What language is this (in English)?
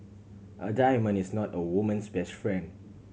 English